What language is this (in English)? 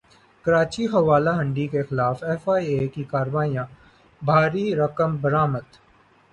Urdu